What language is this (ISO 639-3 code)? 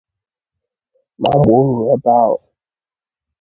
ibo